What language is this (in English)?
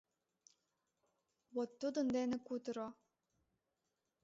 Mari